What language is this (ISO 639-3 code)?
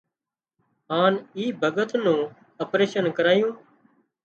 kxp